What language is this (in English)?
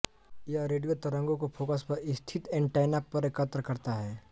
Hindi